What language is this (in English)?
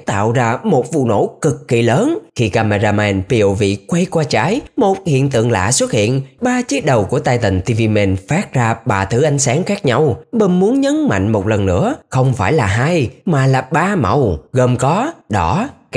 Vietnamese